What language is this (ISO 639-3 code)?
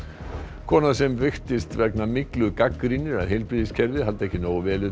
isl